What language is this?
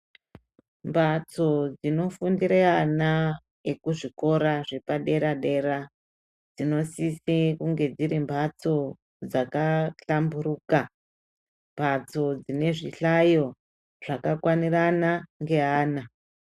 Ndau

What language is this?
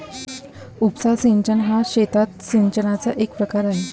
Marathi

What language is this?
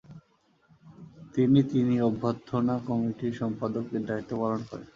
Bangla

